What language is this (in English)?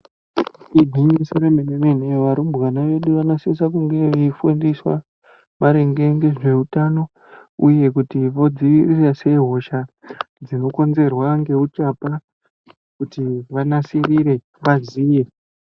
Ndau